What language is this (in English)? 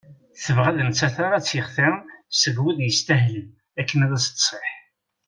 Kabyle